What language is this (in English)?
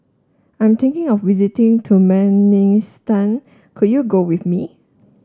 English